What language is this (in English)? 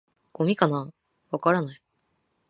Japanese